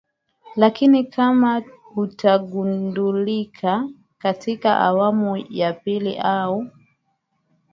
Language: Swahili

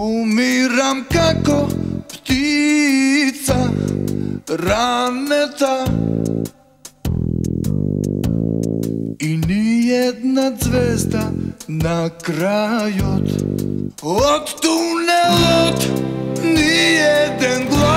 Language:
Romanian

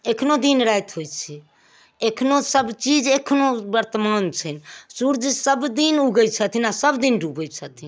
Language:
Maithili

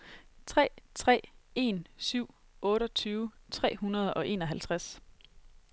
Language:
Danish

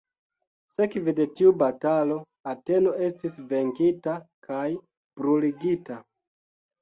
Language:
Esperanto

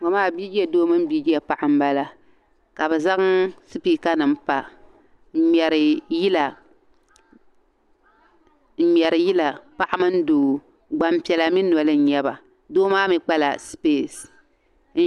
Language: Dagbani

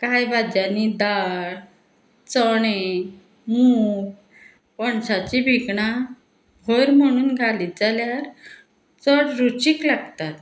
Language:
Konkani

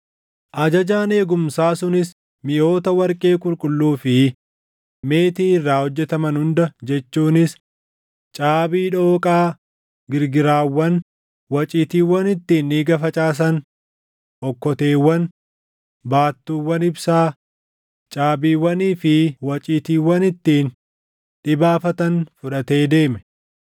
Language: Oromo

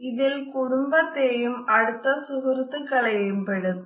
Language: Malayalam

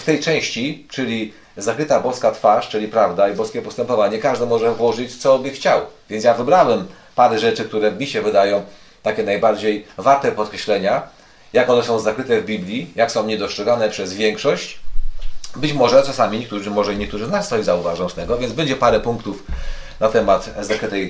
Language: Polish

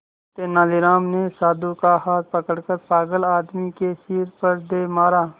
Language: Hindi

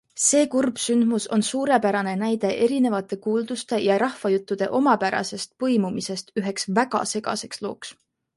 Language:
Estonian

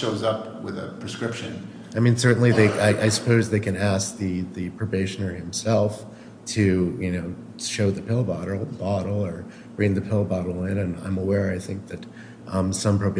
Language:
English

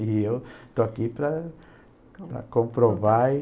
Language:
Portuguese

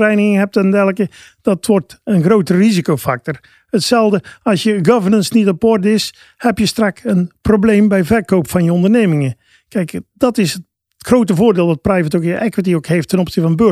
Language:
Dutch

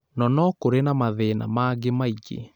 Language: Kikuyu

